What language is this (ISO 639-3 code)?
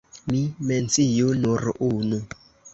epo